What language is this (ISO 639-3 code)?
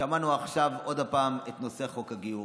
heb